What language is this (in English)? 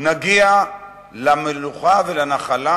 Hebrew